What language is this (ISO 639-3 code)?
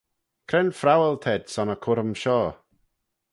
glv